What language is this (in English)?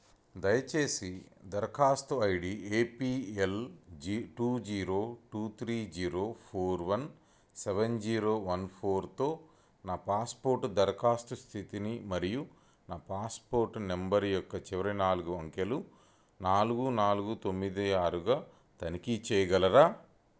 Telugu